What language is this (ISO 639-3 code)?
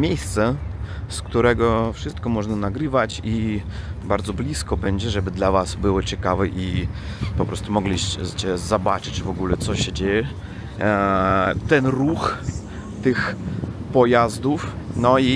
pol